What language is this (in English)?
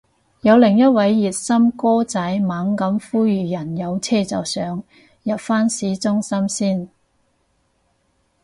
Cantonese